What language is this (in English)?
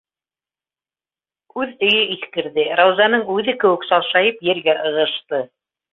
Bashkir